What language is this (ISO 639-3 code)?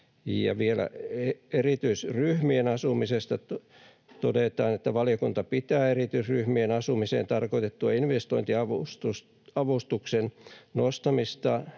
fin